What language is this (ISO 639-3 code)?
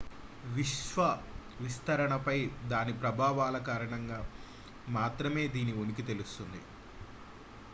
tel